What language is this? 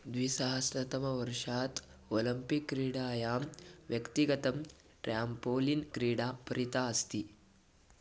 Sanskrit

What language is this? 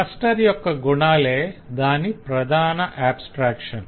Telugu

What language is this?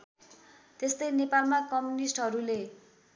Nepali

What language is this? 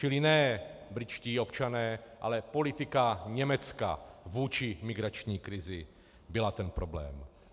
Czech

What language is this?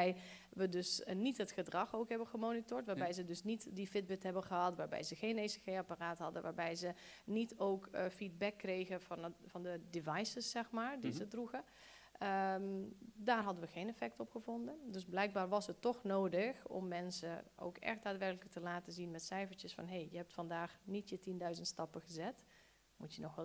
Dutch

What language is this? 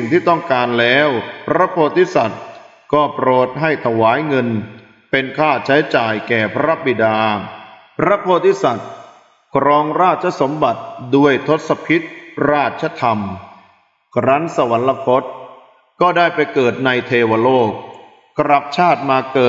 Thai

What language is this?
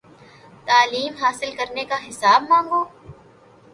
Urdu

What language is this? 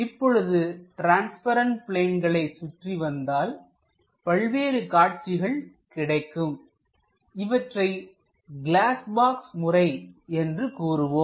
Tamil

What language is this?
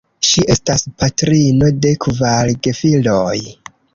Esperanto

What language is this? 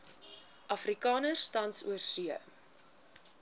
Afrikaans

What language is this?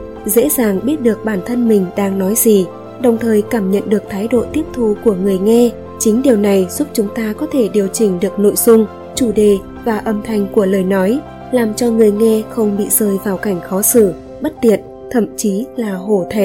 Vietnamese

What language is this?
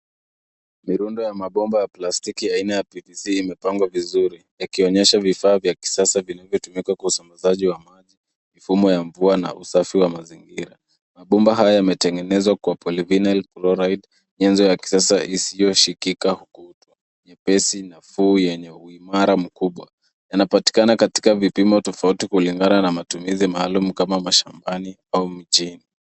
Swahili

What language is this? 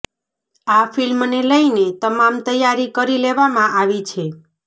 Gujarati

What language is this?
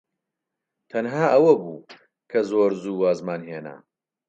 Central Kurdish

